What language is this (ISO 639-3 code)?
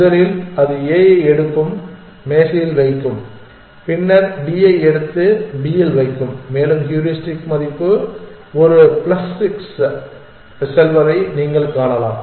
tam